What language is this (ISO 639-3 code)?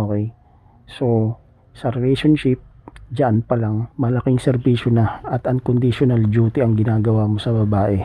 fil